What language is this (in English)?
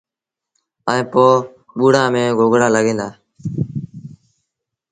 Sindhi Bhil